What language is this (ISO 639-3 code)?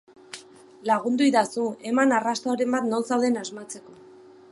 eus